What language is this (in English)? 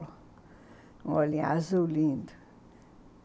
Portuguese